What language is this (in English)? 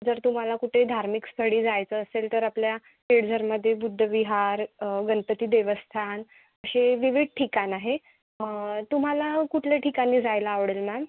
Marathi